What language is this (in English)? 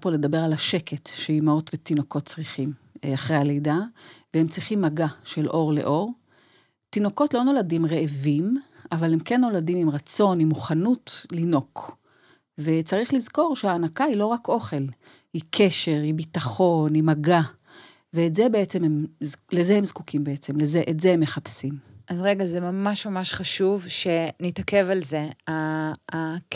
Hebrew